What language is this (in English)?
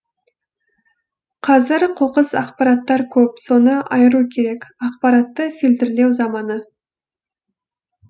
Kazakh